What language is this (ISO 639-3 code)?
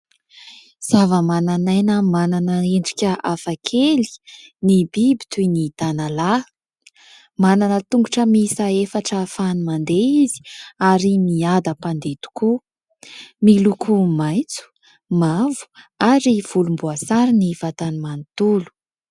mlg